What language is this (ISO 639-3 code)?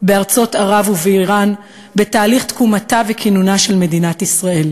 heb